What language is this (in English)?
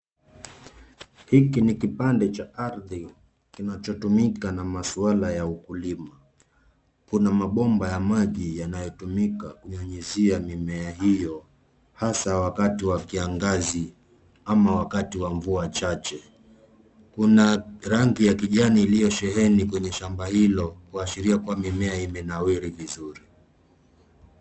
Swahili